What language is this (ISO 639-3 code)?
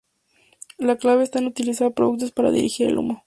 spa